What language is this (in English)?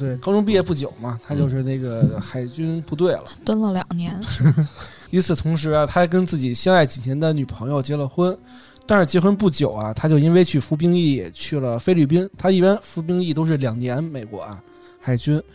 Chinese